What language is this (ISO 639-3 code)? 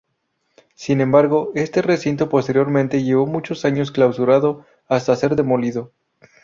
spa